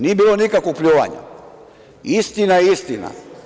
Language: Serbian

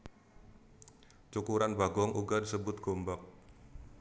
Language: Javanese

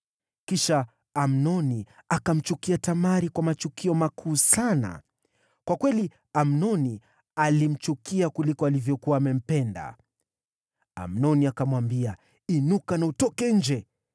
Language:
Swahili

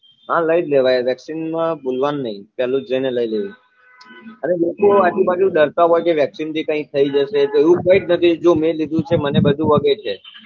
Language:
Gujarati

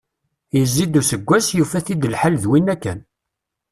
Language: Kabyle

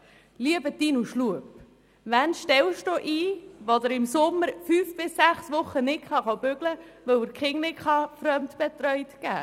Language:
Swiss German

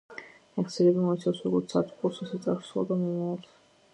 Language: Georgian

